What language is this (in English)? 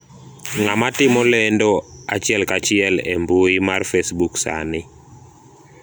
Luo (Kenya and Tanzania)